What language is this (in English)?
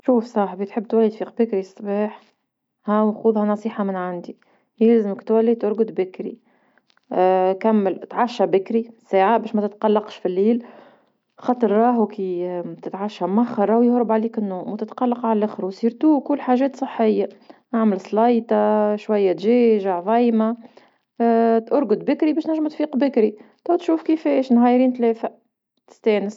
Tunisian Arabic